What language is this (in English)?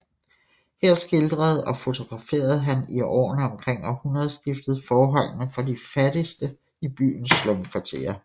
Danish